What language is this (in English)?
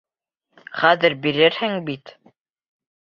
Bashkir